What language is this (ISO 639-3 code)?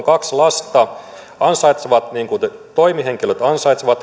fin